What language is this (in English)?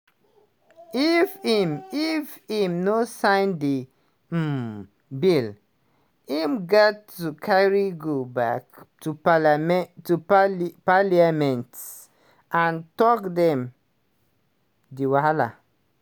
Nigerian Pidgin